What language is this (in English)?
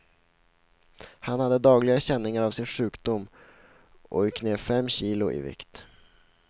Swedish